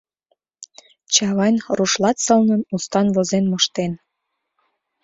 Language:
Mari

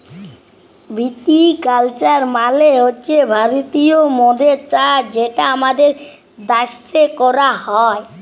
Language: Bangla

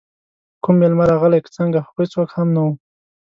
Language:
Pashto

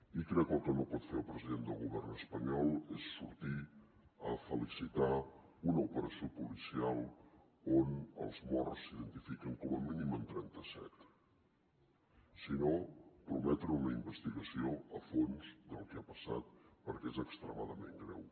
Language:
Catalan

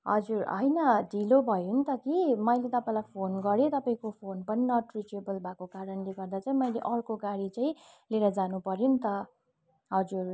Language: Nepali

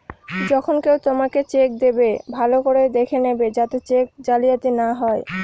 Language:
Bangla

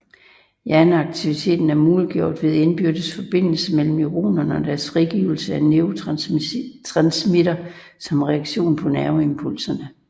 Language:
Danish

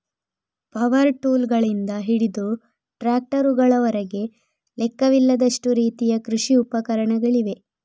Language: Kannada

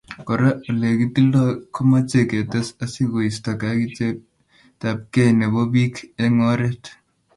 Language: Kalenjin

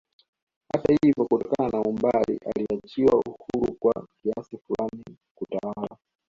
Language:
Swahili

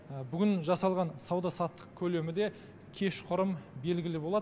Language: Kazakh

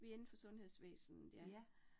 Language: Danish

